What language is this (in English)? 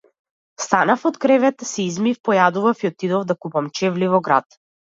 Macedonian